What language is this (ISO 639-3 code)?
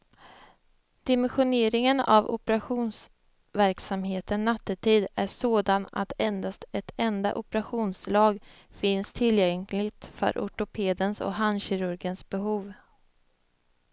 swe